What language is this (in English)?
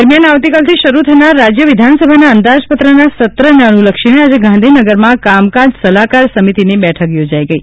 Gujarati